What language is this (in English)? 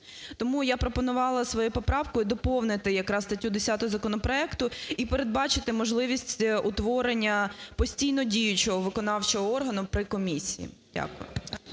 Ukrainian